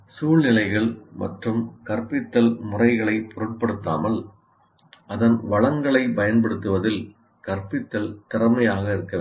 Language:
Tamil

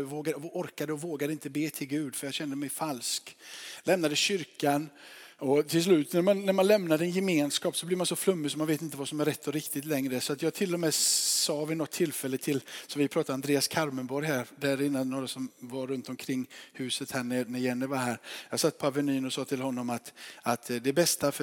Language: Swedish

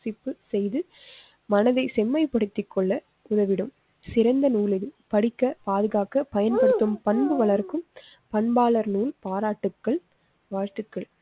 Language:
Tamil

